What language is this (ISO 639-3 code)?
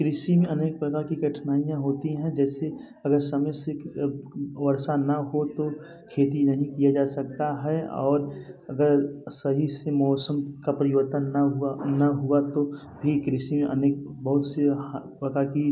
hin